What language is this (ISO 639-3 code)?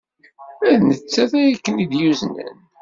kab